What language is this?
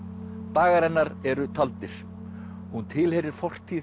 Icelandic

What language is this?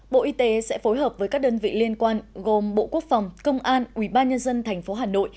Vietnamese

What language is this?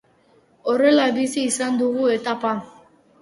Basque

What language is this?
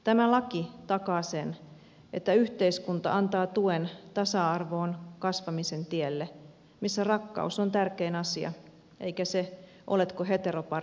Finnish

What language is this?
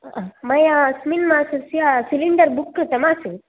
Sanskrit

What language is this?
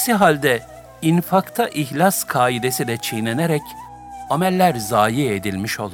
Turkish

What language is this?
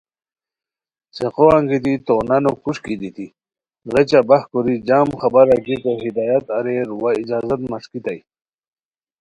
Khowar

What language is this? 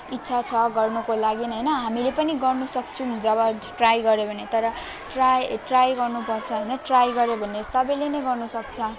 Nepali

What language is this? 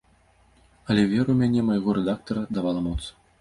Belarusian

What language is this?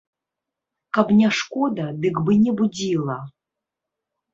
Belarusian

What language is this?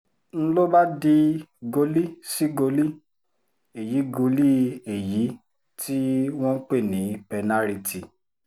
Yoruba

